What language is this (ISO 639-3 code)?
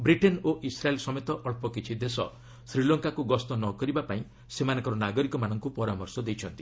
ori